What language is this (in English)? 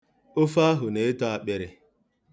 Igbo